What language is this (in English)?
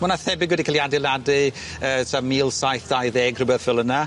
Welsh